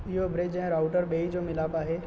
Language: Sindhi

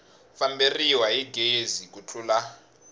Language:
Tsonga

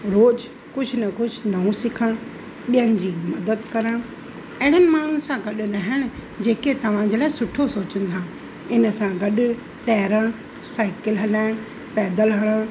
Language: Sindhi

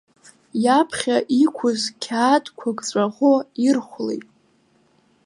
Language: Abkhazian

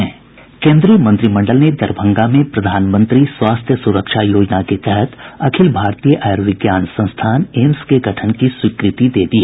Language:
Hindi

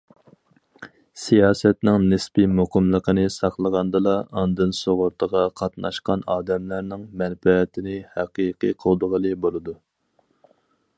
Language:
Uyghur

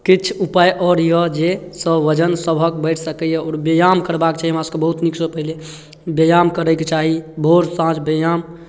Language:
Maithili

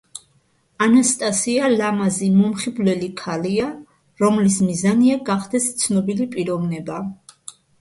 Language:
Georgian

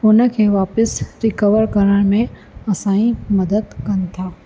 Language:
Sindhi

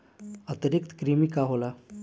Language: Bhojpuri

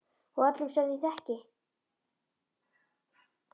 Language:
Icelandic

